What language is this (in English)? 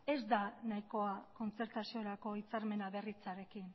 Basque